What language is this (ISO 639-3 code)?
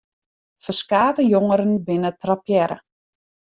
fry